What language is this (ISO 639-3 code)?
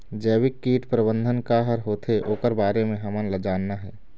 hne